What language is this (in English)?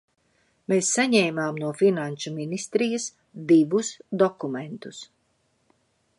Latvian